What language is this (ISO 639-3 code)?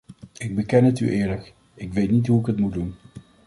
nld